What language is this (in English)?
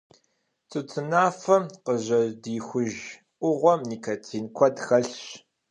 Kabardian